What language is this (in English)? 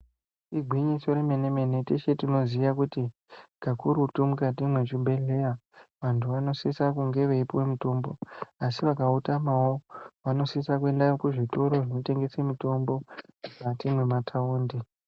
Ndau